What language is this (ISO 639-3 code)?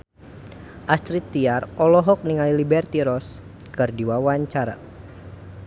sun